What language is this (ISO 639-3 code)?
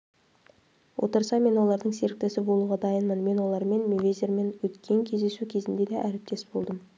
kaz